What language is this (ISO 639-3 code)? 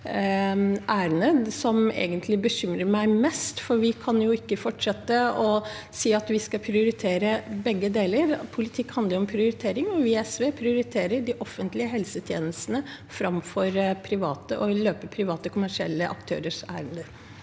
nor